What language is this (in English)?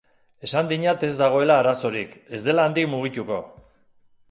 Basque